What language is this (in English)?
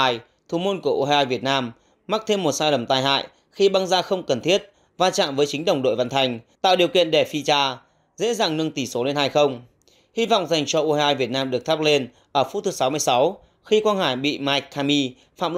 Vietnamese